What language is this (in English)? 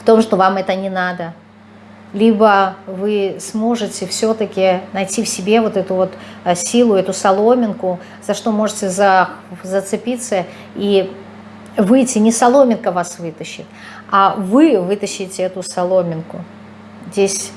Russian